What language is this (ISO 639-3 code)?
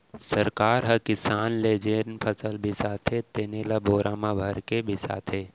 hne